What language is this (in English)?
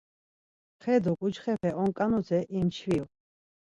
Laz